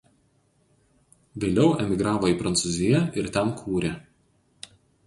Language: Lithuanian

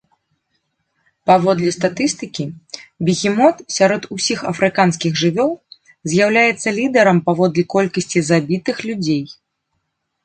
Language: Belarusian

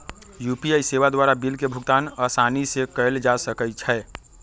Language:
Magahi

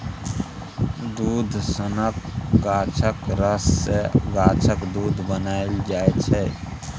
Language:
Maithili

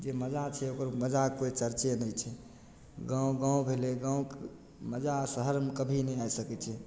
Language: Maithili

